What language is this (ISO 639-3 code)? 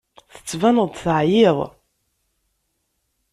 kab